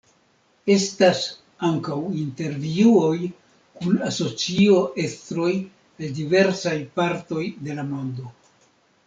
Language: Esperanto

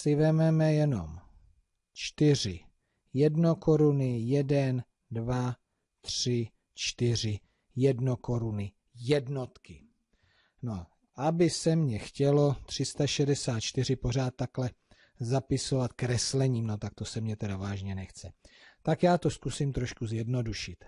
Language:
Czech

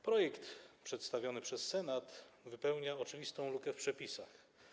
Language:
Polish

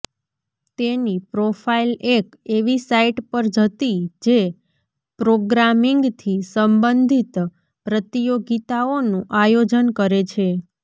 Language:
Gujarati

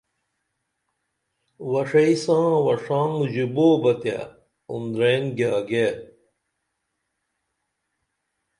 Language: Dameli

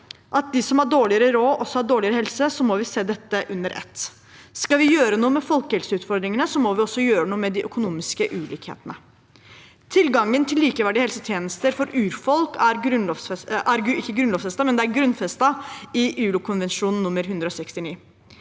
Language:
Norwegian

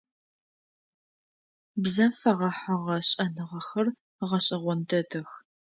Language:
Adyghe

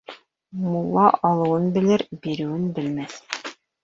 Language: Bashkir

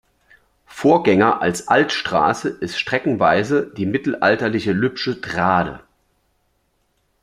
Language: German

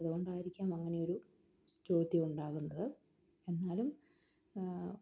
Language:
Malayalam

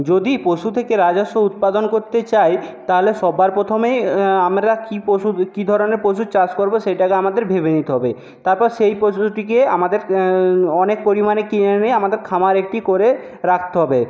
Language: Bangla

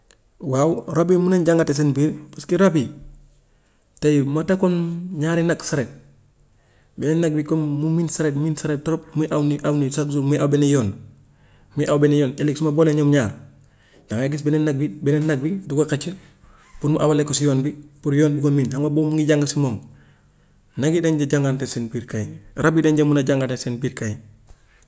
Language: Gambian Wolof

